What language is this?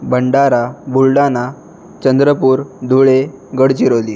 Marathi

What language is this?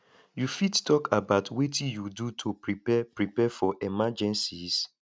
Nigerian Pidgin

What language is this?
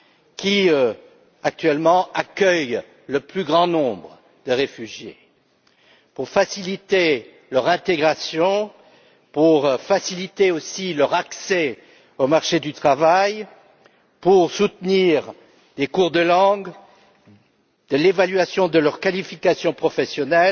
French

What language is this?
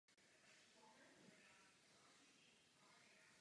Czech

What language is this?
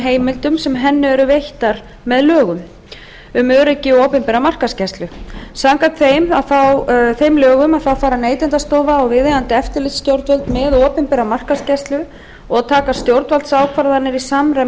Icelandic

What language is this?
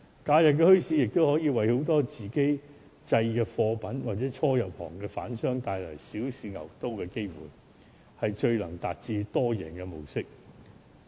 Cantonese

